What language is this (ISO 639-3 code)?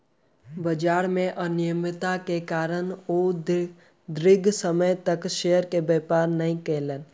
mai